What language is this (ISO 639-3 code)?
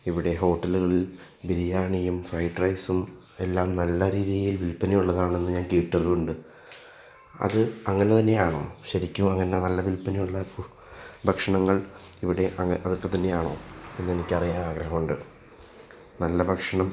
mal